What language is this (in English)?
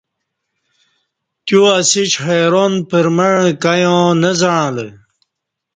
Kati